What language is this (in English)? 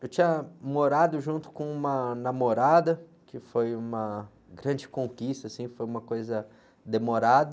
Portuguese